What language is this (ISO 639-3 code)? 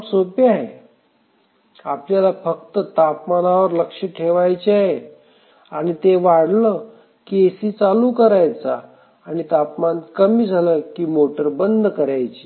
mar